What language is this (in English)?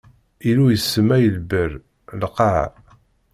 Kabyle